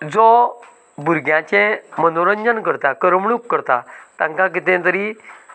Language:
Konkani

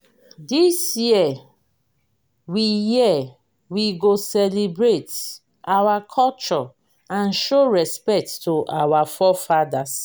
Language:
Nigerian Pidgin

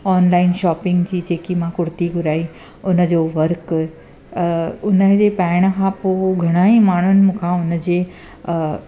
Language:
Sindhi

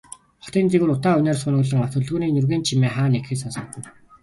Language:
Mongolian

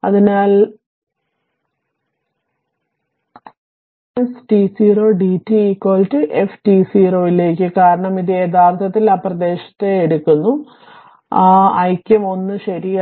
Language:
Malayalam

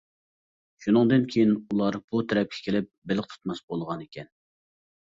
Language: Uyghur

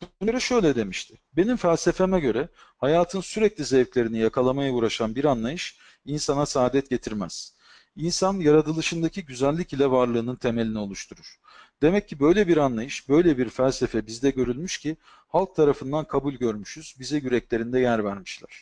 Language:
Turkish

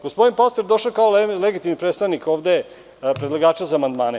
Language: Serbian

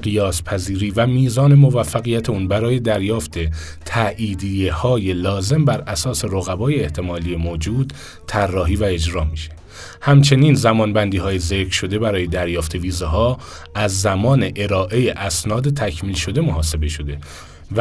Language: Persian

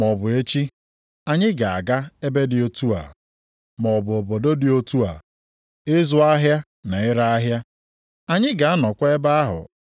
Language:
Igbo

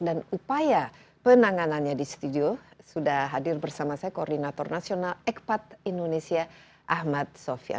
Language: Indonesian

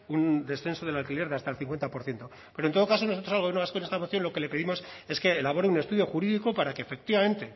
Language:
Spanish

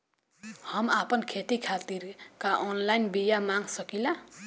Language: Bhojpuri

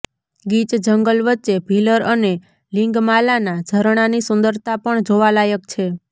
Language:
Gujarati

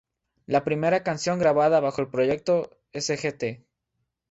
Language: Spanish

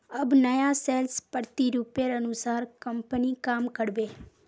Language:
Magahi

